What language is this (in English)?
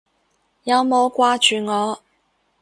Cantonese